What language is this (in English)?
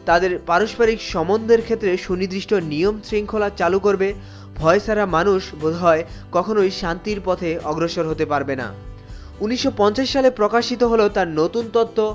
Bangla